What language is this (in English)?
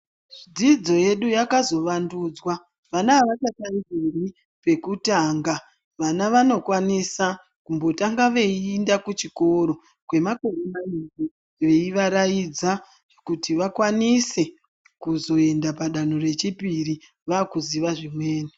Ndau